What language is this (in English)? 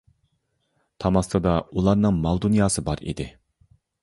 Uyghur